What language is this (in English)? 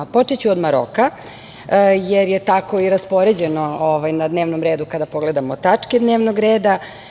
Serbian